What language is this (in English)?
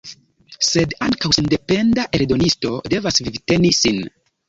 Esperanto